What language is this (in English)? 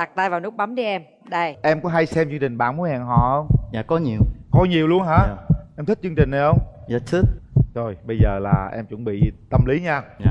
Vietnamese